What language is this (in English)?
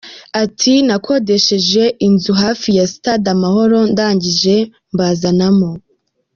Kinyarwanda